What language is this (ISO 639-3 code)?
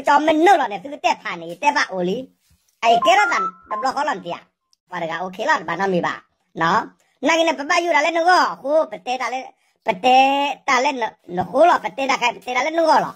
tha